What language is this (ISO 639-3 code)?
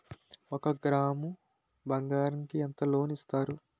tel